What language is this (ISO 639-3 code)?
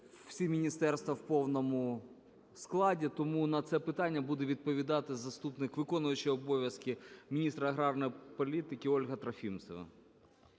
ukr